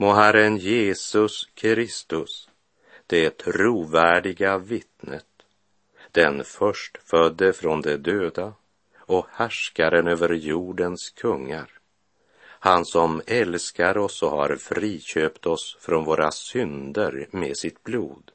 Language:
Swedish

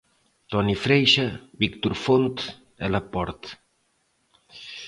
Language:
Galician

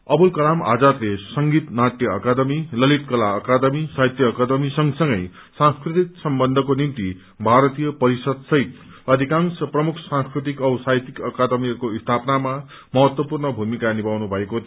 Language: Nepali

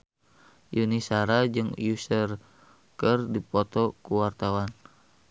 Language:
Sundanese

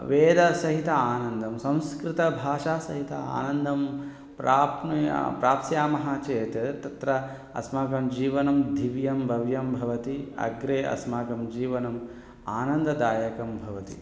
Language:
Sanskrit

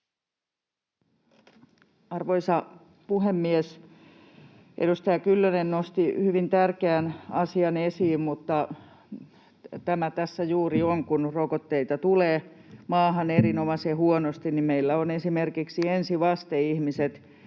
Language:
Finnish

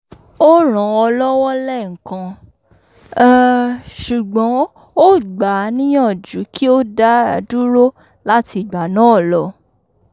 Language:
Yoruba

